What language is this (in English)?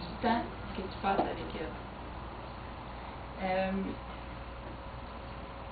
French